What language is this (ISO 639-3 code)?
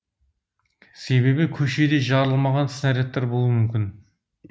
kaz